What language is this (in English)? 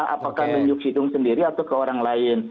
Indonesian